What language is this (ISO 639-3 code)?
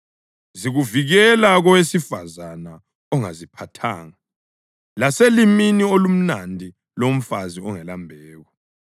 nde